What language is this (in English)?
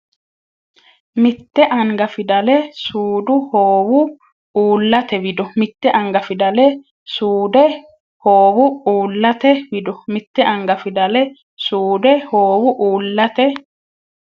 Sidamo